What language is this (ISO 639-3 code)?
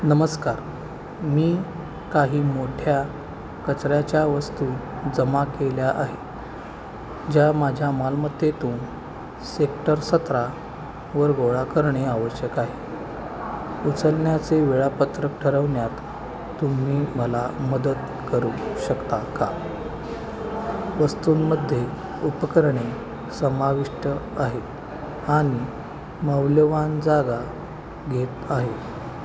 mar